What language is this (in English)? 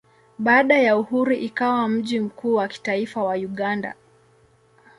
Swahili